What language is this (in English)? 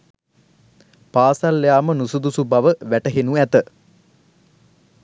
Sinhala